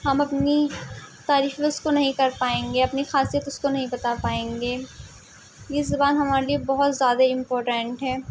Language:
Urdu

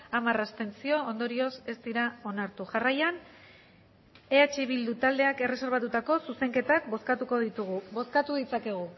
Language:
Basque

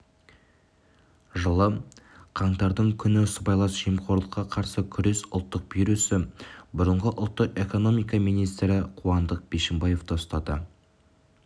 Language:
Kazakh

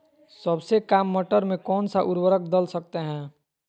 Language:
Magahi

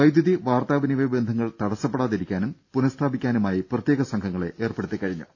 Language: Malayalam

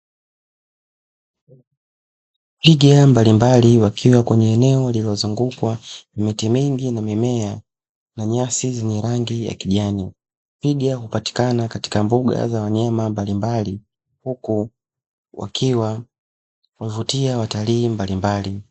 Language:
Swahili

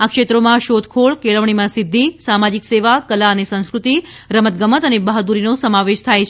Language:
Gujarati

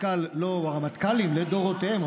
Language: Hebrew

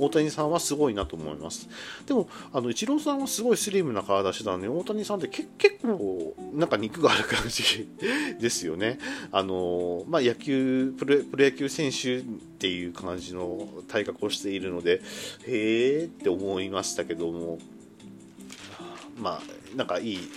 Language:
Japanese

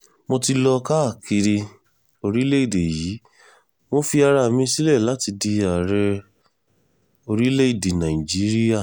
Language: Yoruba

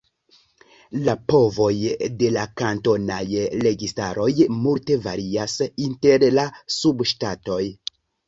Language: Esperanto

